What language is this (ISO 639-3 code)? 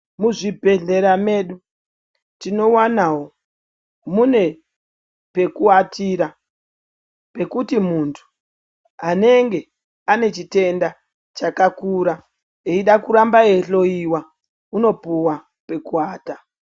ndc